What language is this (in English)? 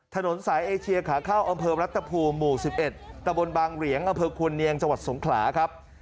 Thai